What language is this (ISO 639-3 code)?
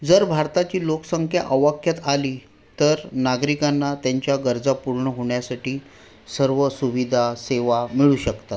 mar